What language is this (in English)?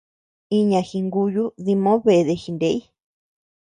Tepeuxila Cuicatec